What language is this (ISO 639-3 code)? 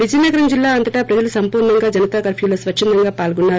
tel